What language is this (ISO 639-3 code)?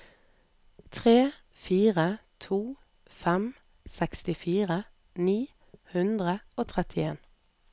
nor